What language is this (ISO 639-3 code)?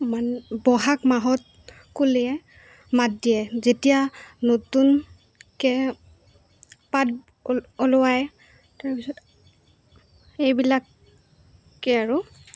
asm